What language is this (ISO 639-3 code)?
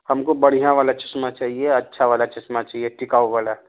urd